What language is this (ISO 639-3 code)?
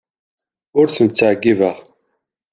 kab